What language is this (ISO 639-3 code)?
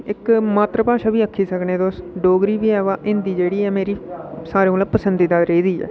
doi